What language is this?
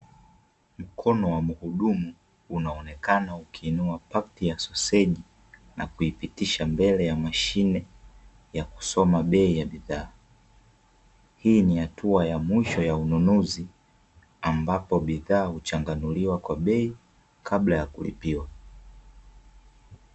Swahili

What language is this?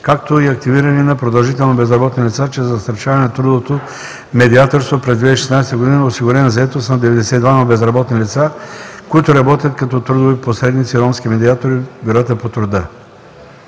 Bulgarian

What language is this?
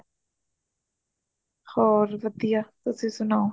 Punjabi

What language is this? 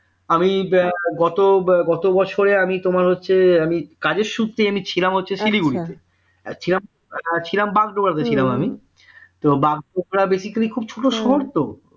Bangla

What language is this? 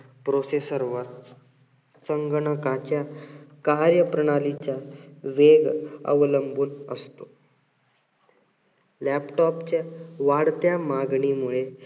Marathi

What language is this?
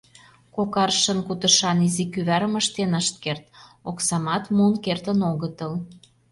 Mari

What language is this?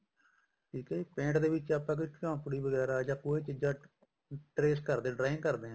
Punjabi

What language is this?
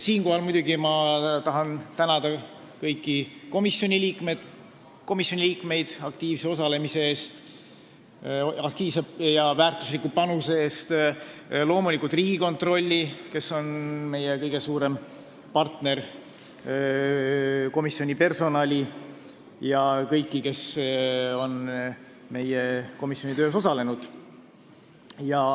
Estonian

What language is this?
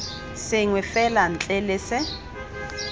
Tswana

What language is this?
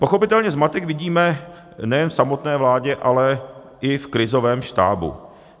Czech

